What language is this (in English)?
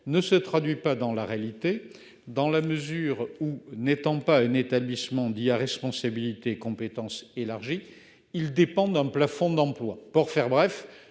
French